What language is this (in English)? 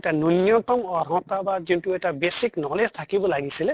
Assamese